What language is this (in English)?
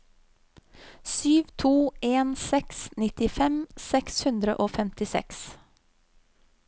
Norwegian